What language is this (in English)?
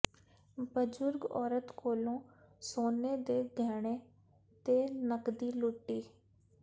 Punjabi